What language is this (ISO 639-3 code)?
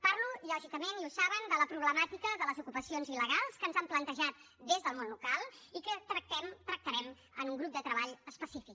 cat